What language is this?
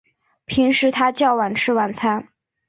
Chinese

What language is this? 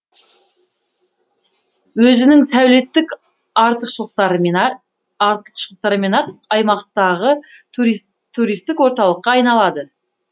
Kazakh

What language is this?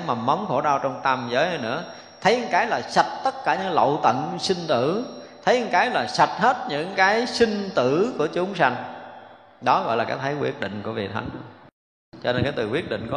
Vietnamese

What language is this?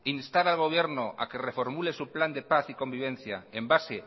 Spanish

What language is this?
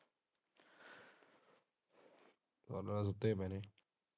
Punjabi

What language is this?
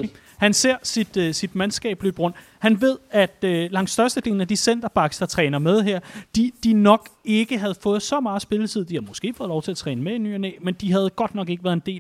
Danish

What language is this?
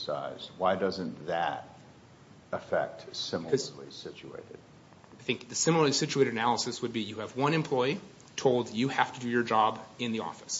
English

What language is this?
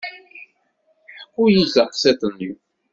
Kabyle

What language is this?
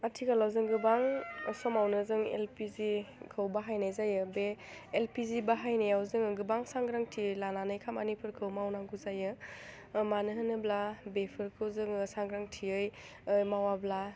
Bodo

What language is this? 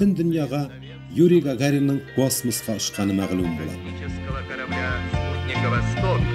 Russian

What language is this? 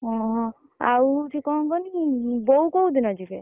Odia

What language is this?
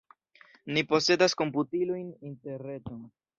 Esperanto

